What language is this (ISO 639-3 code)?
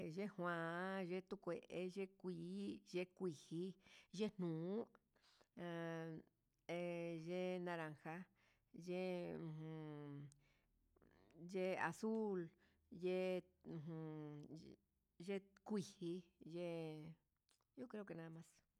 mxs